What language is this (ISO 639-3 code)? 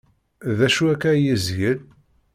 kab